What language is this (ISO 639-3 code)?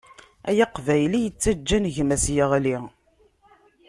kab